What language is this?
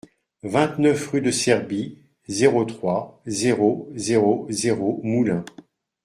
French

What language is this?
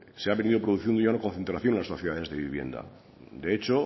Spanish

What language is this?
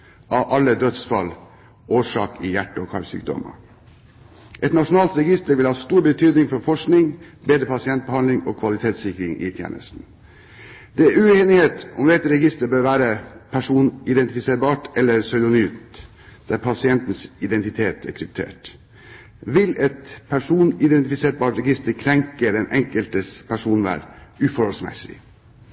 Norwegian Bokmål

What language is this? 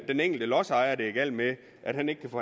Danish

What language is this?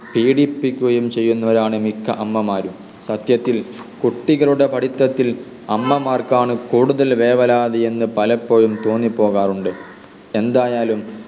Malayalam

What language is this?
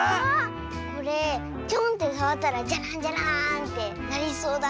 Japanese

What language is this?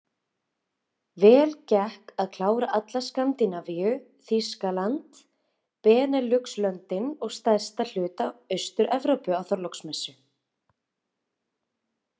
Icelandic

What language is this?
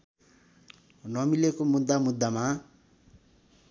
Nepali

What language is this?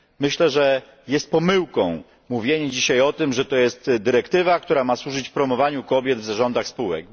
Polish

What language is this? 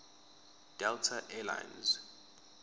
Zulu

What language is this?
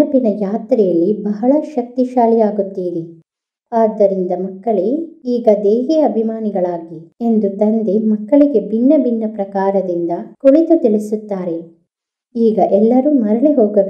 Romanian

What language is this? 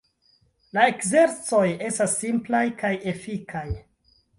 Esperanto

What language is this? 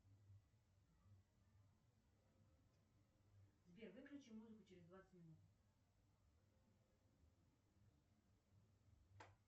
Russian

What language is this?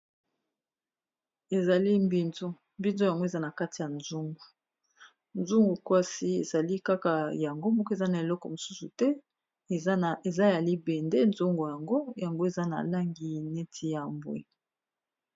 Lingala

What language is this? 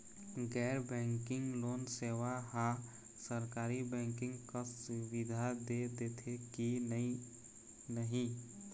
Chhattisgarhi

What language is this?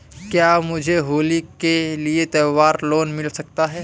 Hindi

